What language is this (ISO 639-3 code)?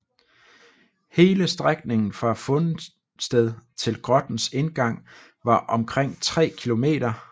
dan